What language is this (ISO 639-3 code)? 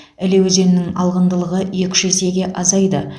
kaz